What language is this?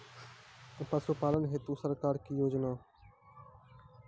Maithili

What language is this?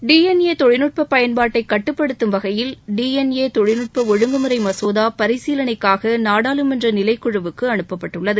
Tamil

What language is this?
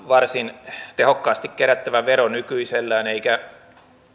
Finnish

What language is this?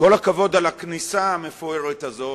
Hebrew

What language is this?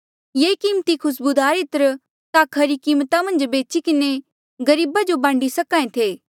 Mandeali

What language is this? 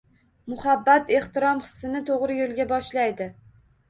Uzbek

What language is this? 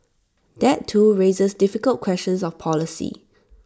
English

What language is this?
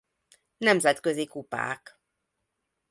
Hungarian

